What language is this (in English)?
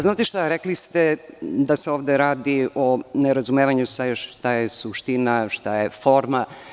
Serbian